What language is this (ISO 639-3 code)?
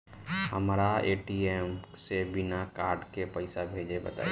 bho